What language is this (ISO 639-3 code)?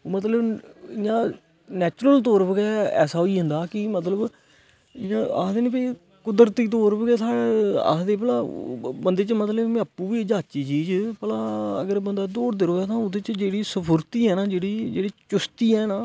doi